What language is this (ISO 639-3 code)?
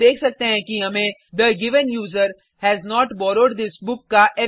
hin